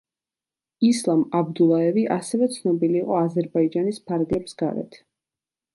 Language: Georgian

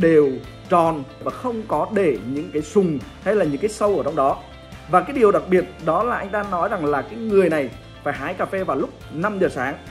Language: Vietnamese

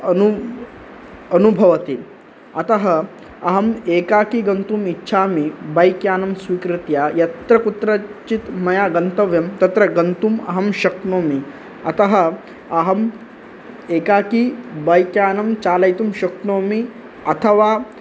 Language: Sanskrit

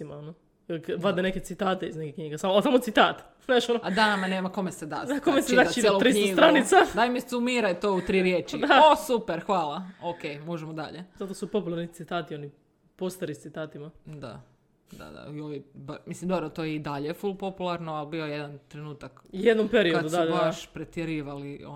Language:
Croatian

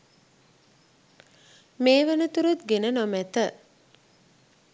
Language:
Sinhala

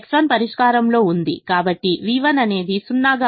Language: Telugu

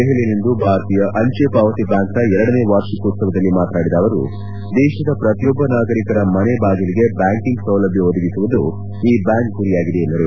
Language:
Kannada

